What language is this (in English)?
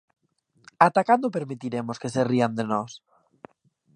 Galician